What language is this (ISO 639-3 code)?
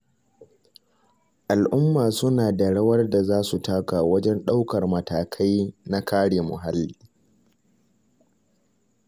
hau